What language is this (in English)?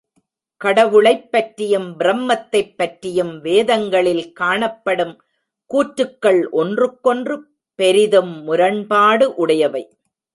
Tamil